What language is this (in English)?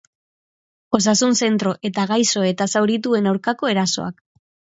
Basque